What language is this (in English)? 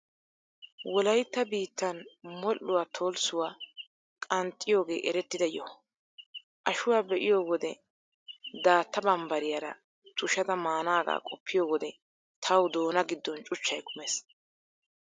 Wolaytta